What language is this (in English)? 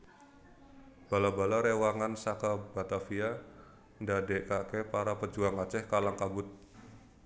Javanese